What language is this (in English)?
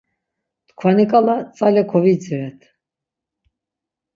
Laz